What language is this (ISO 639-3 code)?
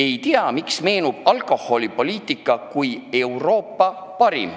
est